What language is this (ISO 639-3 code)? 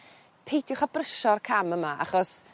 cym